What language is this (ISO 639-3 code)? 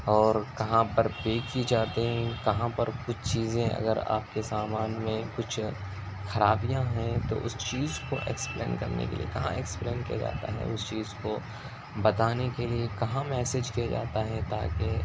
urd